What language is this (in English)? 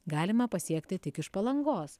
Lithuanian